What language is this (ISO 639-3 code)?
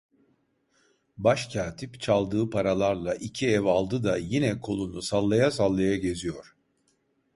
tur